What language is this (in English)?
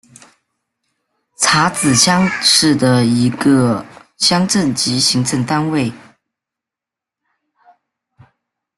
Chinese